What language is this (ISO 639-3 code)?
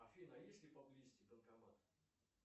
rus